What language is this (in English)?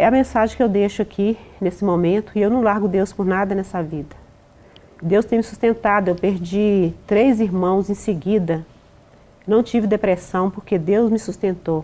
Portuguese